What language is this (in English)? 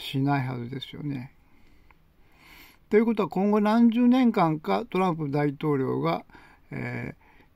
Japanese